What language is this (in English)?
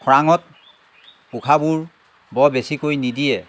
Assamese